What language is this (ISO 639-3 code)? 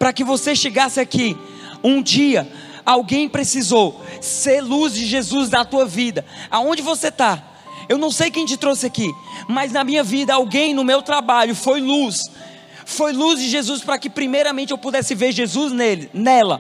por